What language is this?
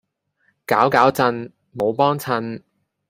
Cantonese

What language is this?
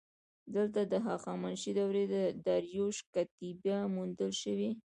Pashto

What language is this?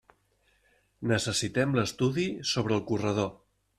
Catalan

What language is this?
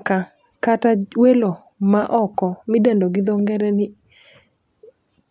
Luo (Kenya and Tanzania)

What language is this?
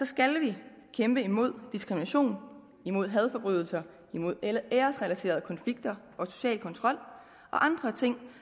Danish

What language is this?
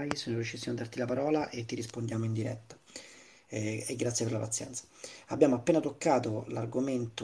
Italian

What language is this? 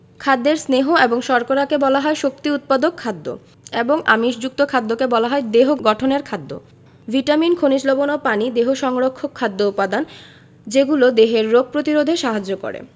Bangla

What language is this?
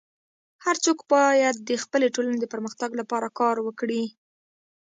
Pashto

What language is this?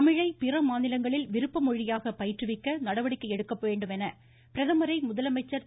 Tamil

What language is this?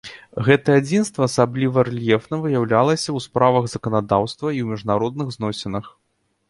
Belarusian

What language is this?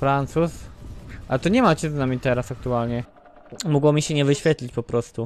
Polish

